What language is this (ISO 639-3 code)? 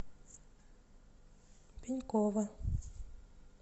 rus